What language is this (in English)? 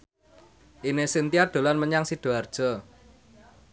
Javanese